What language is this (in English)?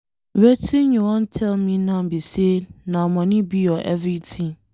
Nigerian Pidgin